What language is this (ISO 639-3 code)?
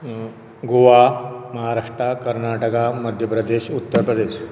kok